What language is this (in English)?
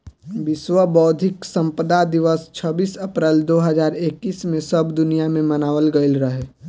Bhojpuri